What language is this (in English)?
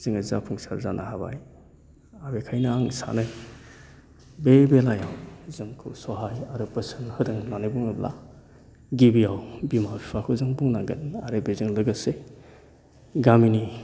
Bodo